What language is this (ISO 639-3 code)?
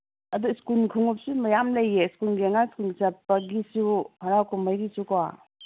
mni